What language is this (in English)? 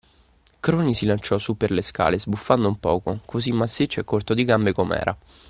Italian